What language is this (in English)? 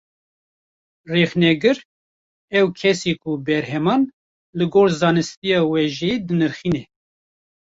Kurdish